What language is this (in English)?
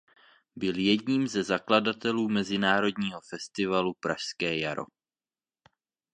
Czech